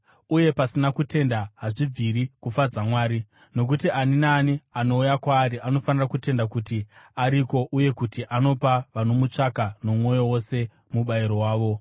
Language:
Shona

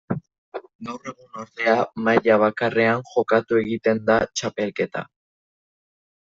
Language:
Basque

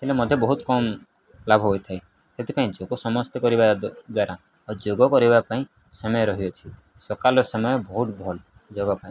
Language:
Odia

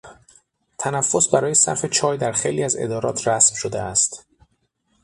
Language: Persian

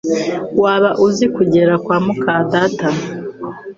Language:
Kinyarwanda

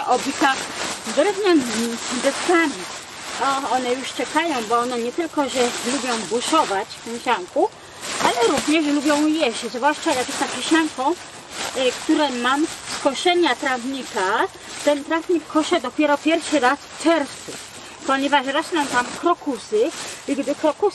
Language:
Polish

